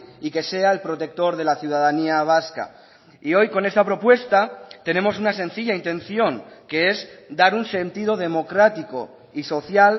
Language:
Spanish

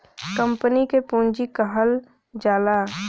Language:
Bhojpuri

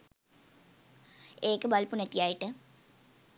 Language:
Sinhala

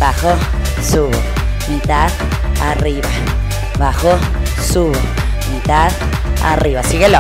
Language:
Spanish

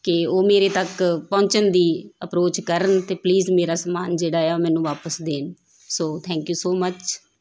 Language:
Punjabi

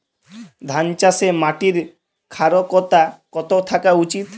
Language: Bangla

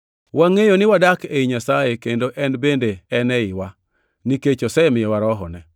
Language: Luo (Kenya and Tanzania)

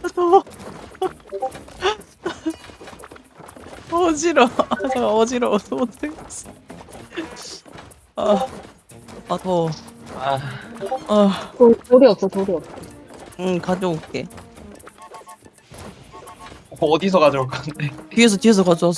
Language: Korean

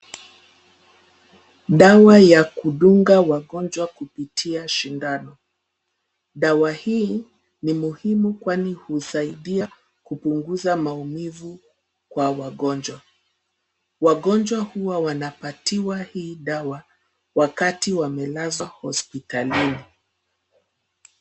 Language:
Swahili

